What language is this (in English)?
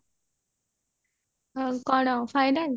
Odia